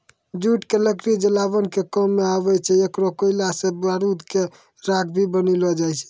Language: Maithili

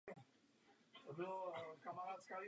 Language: Czech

